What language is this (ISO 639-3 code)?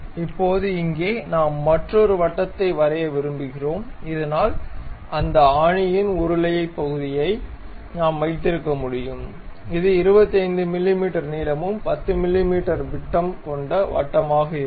tam